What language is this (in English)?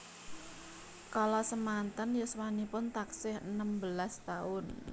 Javanese